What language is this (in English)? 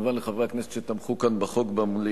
Hebrew